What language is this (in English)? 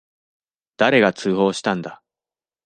Japanese